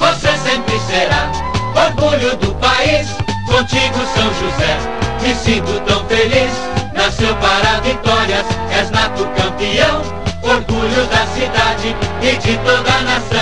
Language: Portuguese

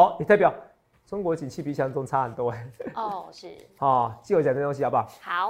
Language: Chinese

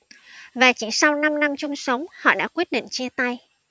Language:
Vietnamese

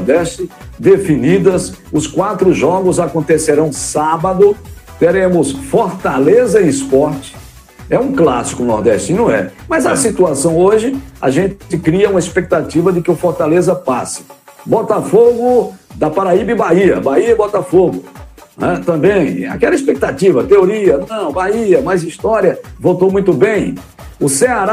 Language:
Portuguese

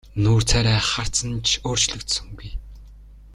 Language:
Mongolian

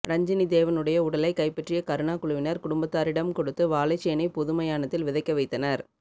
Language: Tamil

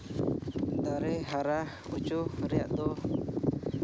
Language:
Santali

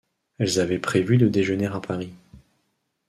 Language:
French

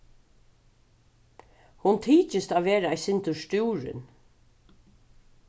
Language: Faroese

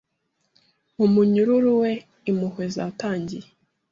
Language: Kinyarwanda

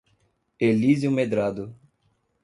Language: Portuguese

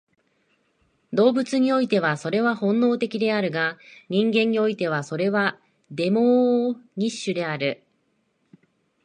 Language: Japanese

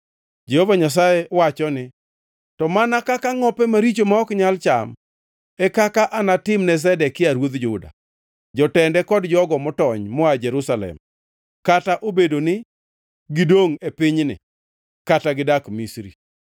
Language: Luo (Kenya and Tanzania)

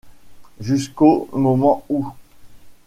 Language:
French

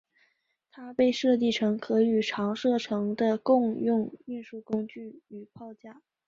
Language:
Chinese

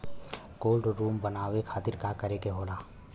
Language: Bhojpuri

